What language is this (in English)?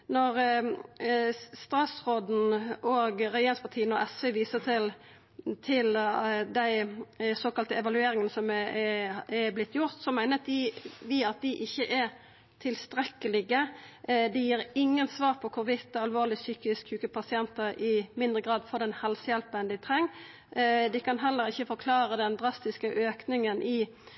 Norwegian Nynorsk